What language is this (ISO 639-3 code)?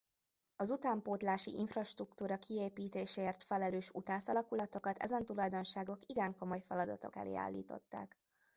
hun